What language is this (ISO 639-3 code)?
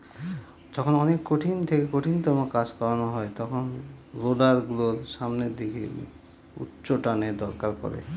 ben